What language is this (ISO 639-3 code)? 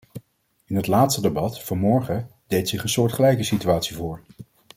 nld